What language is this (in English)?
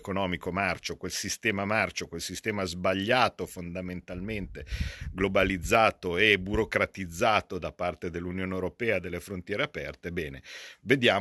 Italian